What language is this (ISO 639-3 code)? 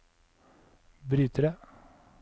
nor